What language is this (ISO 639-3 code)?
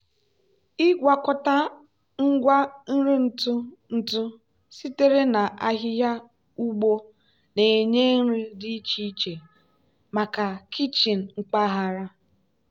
ibo